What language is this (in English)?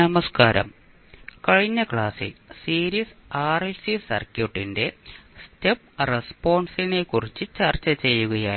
Malayalam